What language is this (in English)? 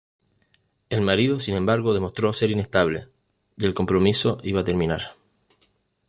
Spanish